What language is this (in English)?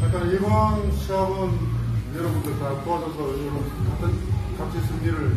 Korean